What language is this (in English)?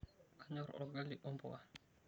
Masai